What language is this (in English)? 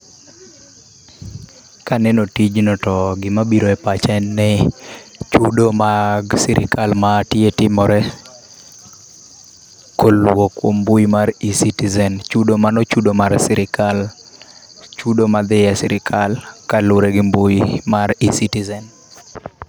Luo (Kenya and Tanzania)